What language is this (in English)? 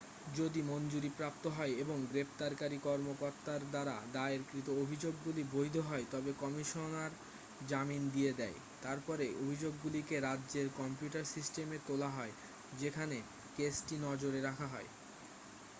Bangla